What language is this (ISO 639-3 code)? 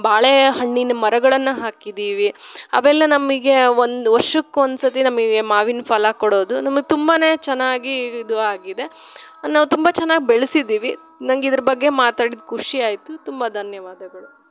kan